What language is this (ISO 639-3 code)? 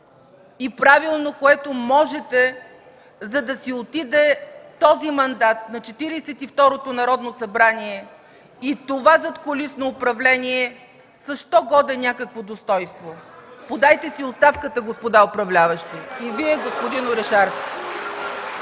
bul